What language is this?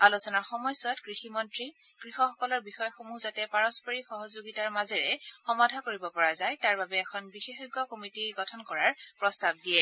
Assamese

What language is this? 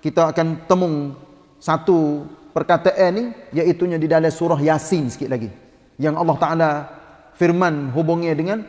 Malay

